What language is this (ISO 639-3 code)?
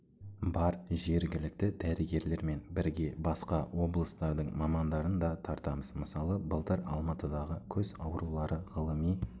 kaz